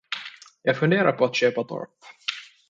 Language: Swedish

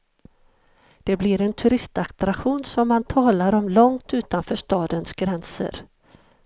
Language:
Swedish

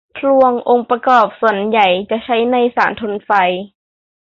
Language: Thai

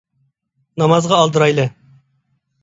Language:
Uyghur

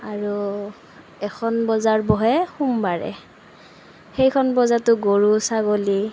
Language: Assamese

